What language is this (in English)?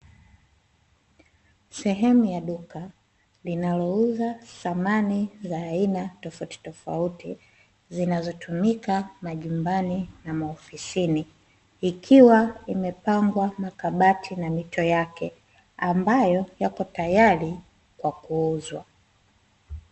Swahili